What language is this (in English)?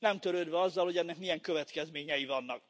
Hungarian